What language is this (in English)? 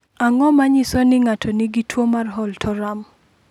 Luo (Kenya and Tanzania)